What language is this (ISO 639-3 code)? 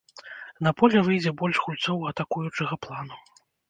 bel